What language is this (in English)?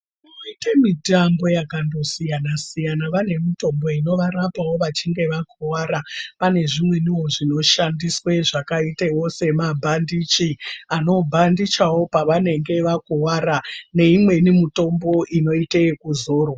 Ndau